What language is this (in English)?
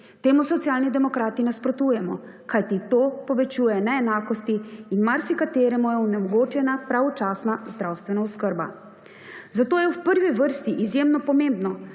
Slovenian